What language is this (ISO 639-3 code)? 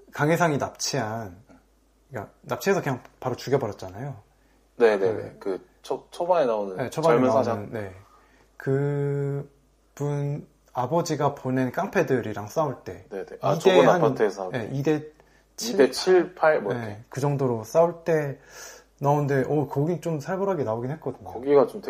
kor